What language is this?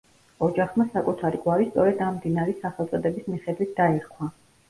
Georgian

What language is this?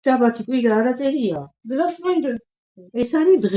Georgian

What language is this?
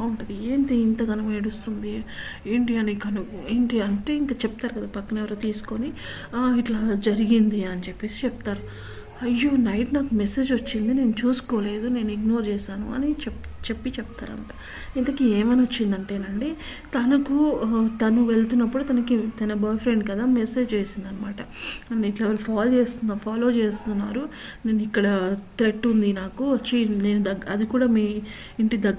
Telugu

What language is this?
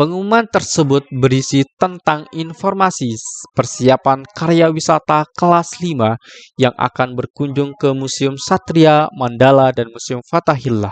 Indonesian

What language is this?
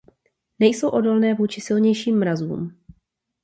Czech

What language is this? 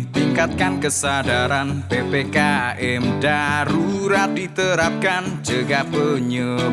Indonesian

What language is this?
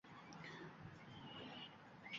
Uzbek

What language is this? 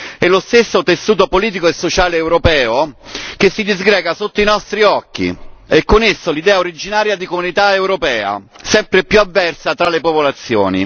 Italian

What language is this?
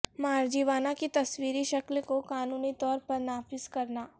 Urdu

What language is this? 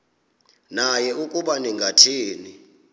Xhosa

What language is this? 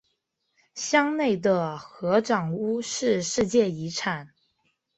Chinese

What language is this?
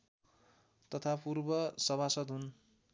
Nepali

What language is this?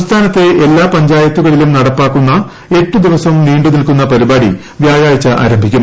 Malayalam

